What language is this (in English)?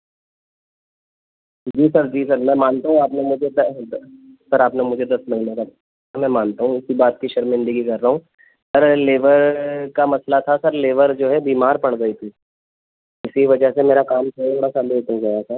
Urdu